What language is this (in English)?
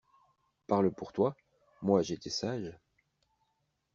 French